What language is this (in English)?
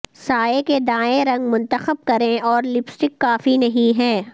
Urdu